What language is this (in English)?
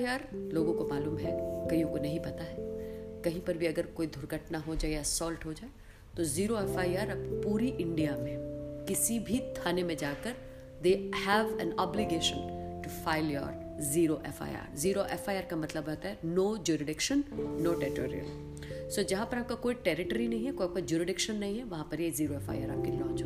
Hindi